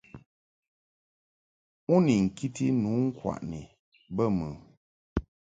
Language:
Mungaka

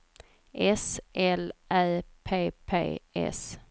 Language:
Swedish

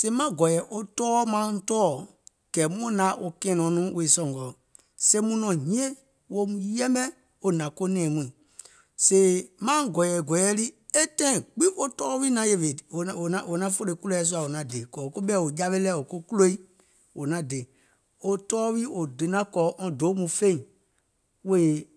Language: Gola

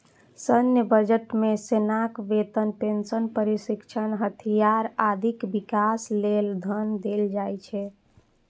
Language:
Maithili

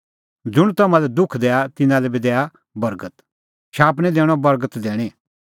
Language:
Kullu Pahari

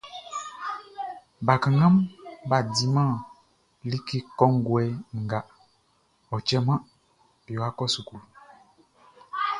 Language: Baoulé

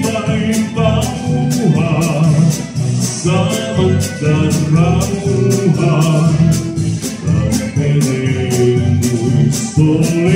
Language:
Romanian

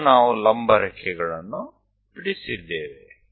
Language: Gujarati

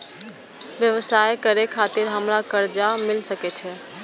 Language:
Maithili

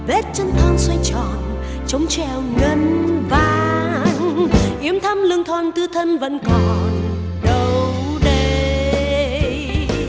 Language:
Vietnamese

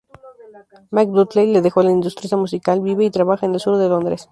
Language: Spanish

